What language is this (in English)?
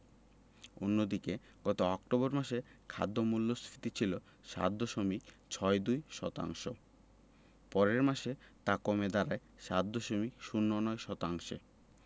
Bangla